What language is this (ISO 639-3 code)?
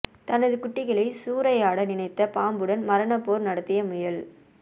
tam